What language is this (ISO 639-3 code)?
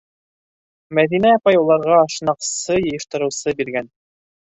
bak